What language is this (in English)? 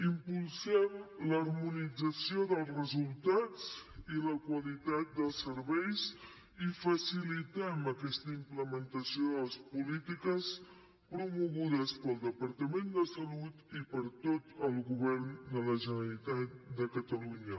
Catalan